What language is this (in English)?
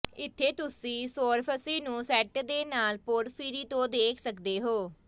Punjabi